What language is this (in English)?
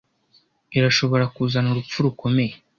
Kinyarwanda